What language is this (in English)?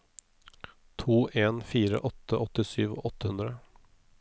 Norwegian